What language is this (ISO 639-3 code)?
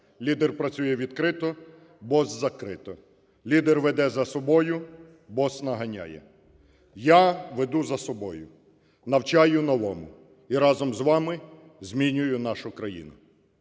ukr